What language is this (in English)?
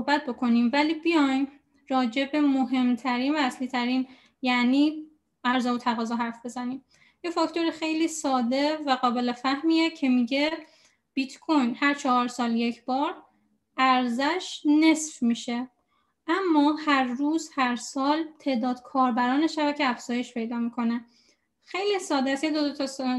Persian